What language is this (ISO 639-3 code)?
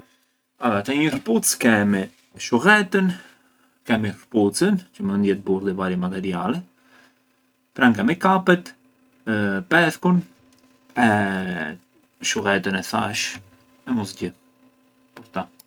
aae